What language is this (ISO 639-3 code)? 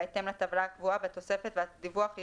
heb